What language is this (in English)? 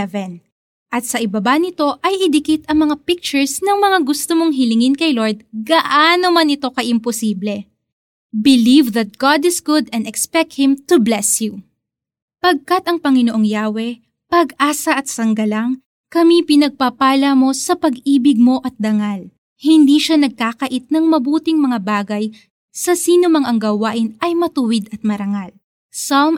Filipino